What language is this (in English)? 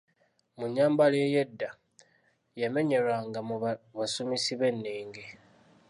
Ganda